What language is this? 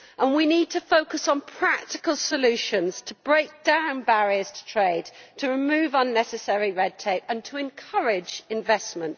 English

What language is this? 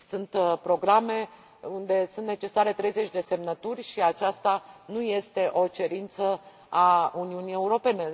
Romanian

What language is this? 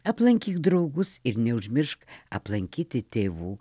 Lithuanian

